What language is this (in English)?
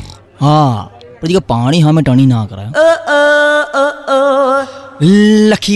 Gujarati